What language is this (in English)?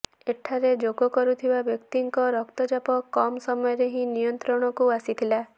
Odia